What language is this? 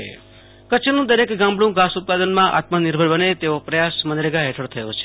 Gujarati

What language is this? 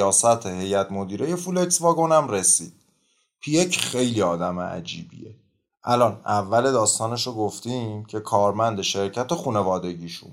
Persian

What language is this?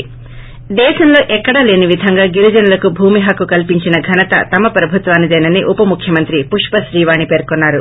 Telugu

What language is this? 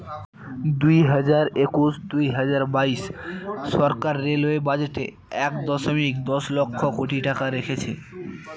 Bangla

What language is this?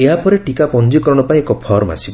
Odia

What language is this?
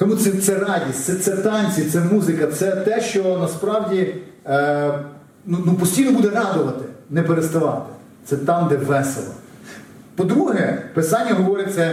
Ukrainian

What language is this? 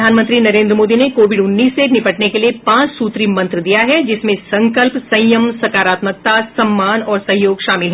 Hindi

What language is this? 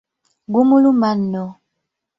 Ganda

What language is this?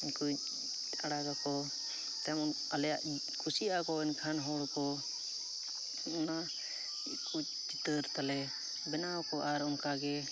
Santali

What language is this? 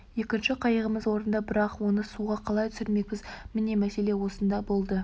Kazakh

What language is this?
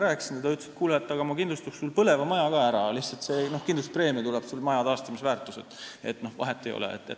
Estonian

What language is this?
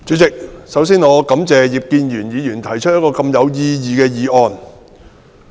Cantonese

